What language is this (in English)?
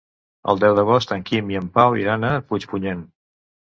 Catalan